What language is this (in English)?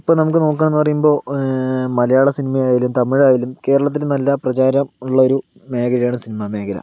Malayalam